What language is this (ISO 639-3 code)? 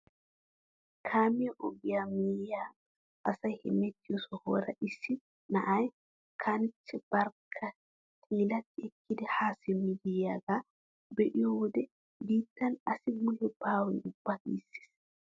wal